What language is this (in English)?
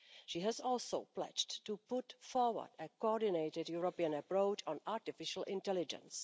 English